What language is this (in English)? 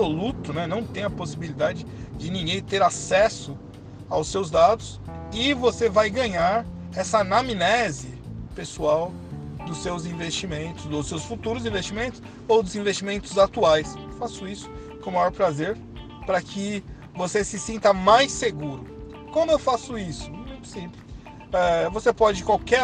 Portuguese